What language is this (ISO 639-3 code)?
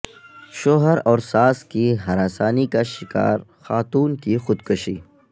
urd